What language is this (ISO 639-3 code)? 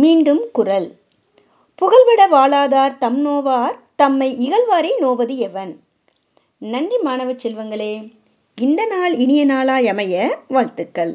tam